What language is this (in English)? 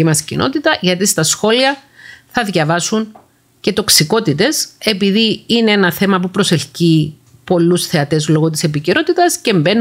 Greek